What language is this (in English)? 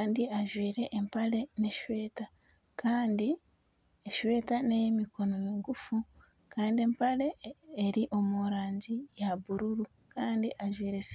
Nyankole